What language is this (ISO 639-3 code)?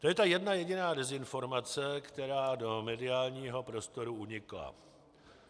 ces